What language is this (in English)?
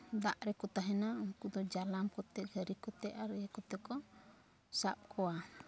Santali